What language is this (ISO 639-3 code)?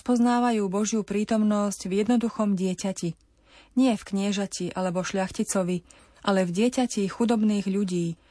slk